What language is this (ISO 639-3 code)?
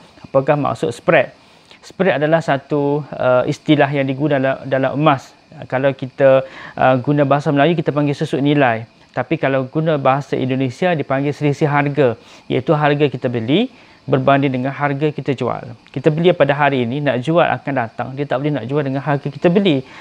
msa